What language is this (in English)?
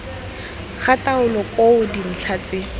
Tswana